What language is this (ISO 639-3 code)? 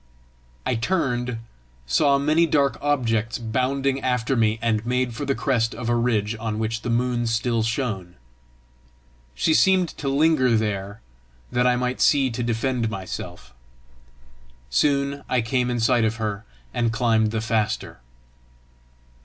eng